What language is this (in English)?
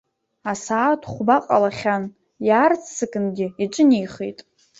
Abkhazian